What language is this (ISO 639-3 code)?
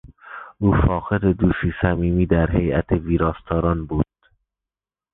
fas